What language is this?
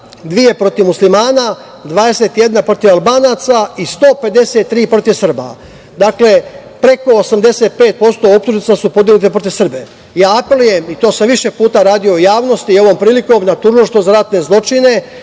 Serbian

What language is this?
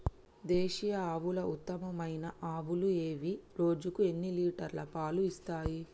Telugu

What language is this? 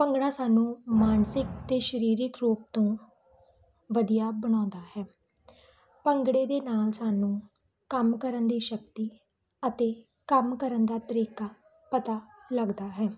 Punjabi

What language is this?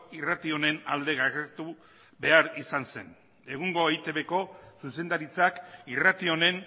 Basque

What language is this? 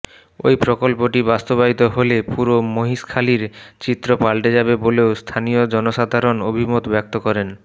Bangla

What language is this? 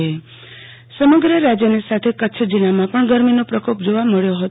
Gujarati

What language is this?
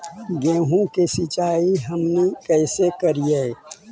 Magahi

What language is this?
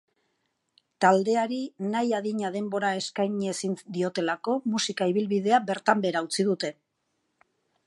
Basque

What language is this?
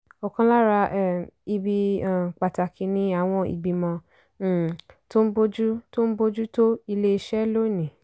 Yoruba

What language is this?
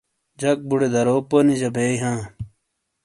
Shina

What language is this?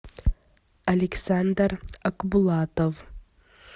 Russian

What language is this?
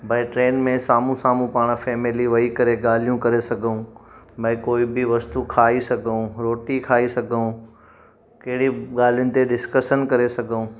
Sindhi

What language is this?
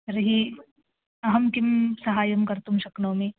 Sanskrit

